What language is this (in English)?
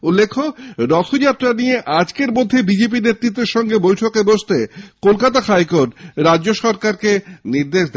Bangla